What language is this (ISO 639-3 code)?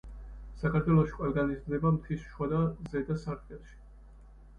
kat